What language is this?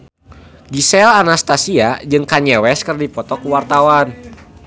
Sundanese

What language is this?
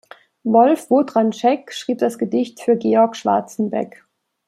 German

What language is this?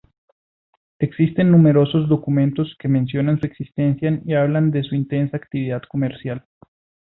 Spanish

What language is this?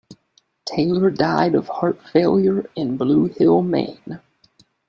English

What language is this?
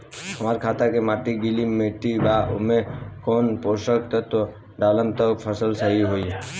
Bhojpuri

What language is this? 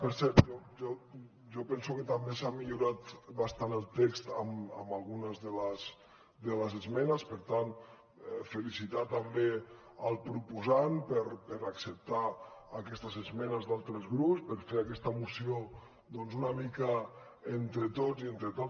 Catalan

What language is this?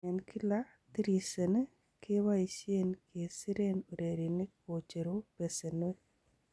Kalenjin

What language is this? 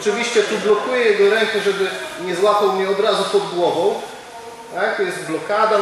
Polish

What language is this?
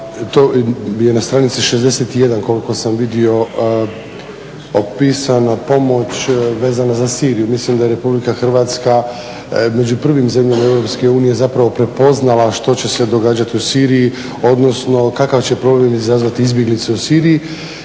Croatian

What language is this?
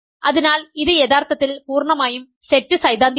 Malayalam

